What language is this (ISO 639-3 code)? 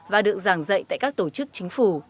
vie